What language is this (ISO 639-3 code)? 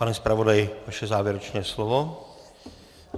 ces